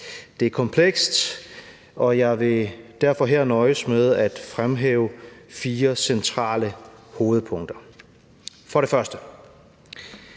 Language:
Danish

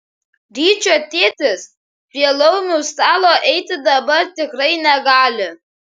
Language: Lithuanian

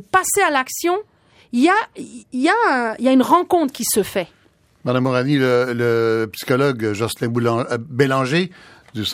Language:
French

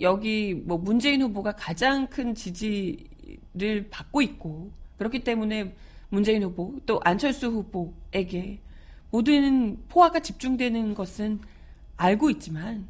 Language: Korean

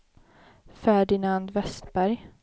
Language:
Swedish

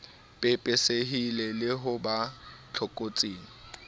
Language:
Southern Sotho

